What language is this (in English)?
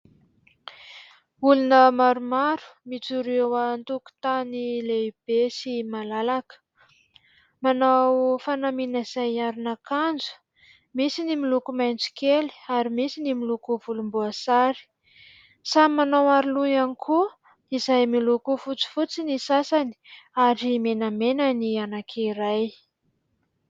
Malagasy